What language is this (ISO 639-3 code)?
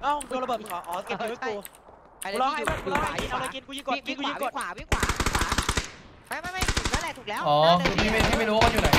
tha